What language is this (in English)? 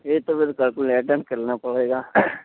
Urdu